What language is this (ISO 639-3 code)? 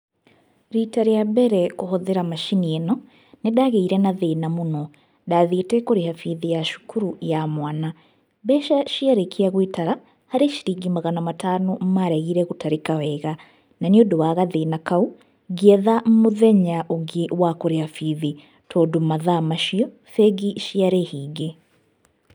kik